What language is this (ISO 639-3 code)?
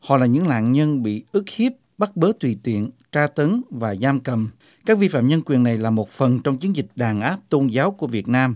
vie